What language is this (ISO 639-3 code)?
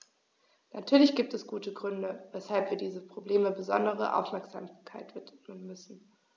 deu